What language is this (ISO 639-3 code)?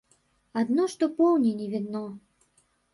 bel